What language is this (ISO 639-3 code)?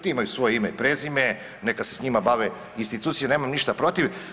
hrv